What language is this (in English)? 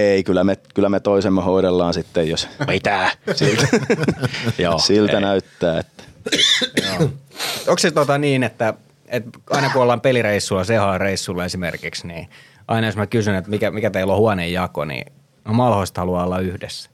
Finnish